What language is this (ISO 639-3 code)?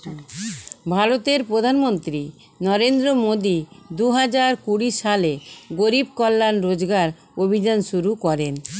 ben